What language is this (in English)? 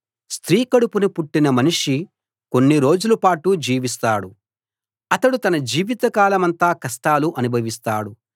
Telugu